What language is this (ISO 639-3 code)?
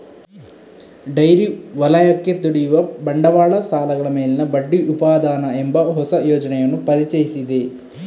kan